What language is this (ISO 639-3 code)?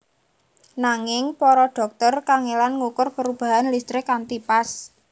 jav